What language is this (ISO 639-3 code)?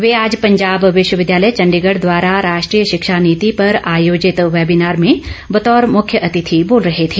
hin